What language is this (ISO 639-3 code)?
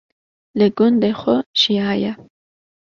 kur